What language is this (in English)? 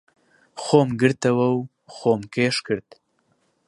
Central Kurdish